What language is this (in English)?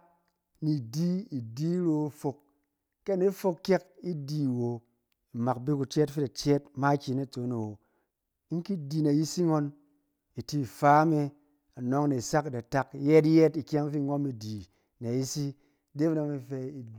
Cen